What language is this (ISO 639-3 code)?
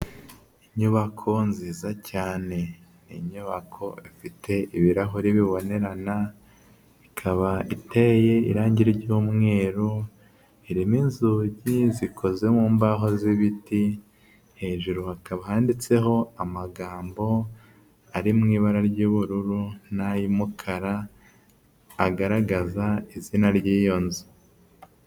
kin